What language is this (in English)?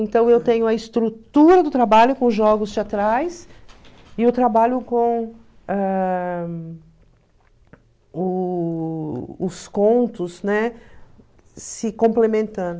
Portuguese